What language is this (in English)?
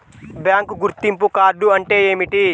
Telugu